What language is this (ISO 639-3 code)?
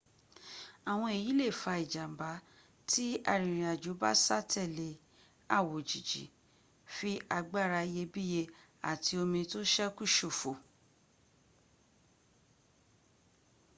yor